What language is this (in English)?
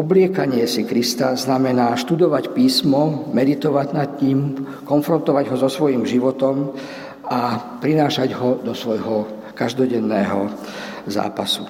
Slovak